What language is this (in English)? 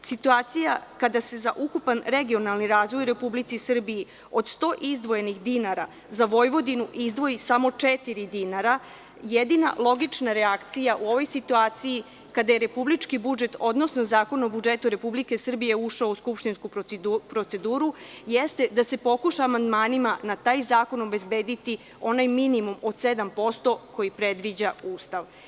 Serbian